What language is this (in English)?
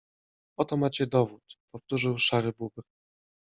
Polish